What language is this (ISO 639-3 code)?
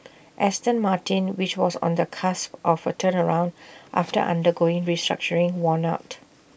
eng